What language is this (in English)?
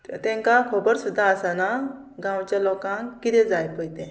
Konkani